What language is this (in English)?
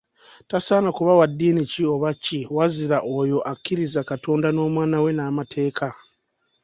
Ganda